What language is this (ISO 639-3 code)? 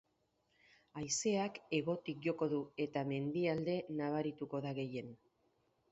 eus